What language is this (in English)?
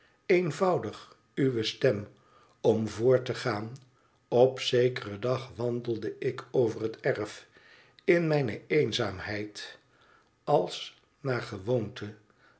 Dutch